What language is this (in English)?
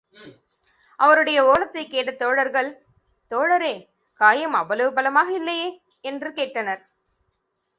Tamil